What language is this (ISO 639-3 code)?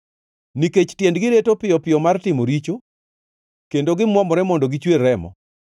luo